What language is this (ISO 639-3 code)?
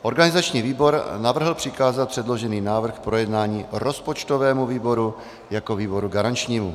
ces